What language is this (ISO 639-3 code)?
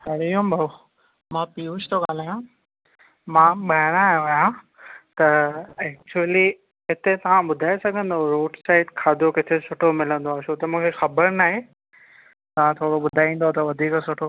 snd